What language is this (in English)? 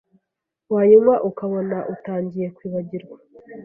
Kinyarwanda